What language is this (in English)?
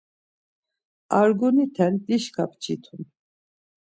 Laz